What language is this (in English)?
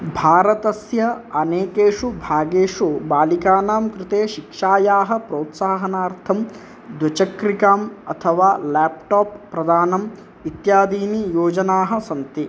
Sanskrit